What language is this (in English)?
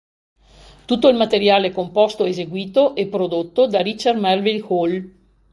Italian